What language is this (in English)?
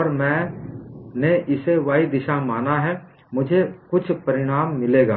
Hindi